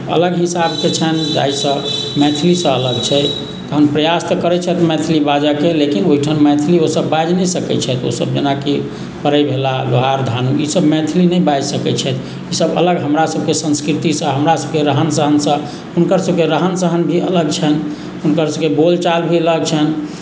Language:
Maithili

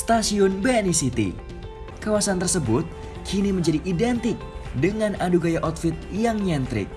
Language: Indonesian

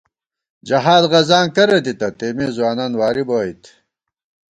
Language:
Gawar-Bati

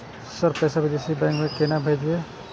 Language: Maithili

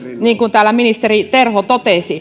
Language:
Finnish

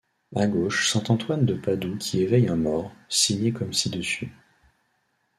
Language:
French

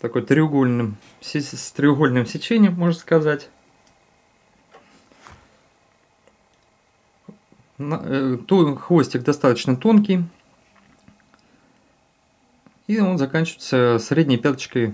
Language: Russian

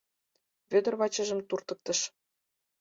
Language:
Mari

